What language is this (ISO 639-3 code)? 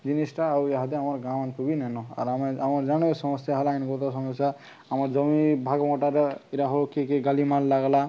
ori